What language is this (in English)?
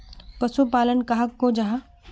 Magahi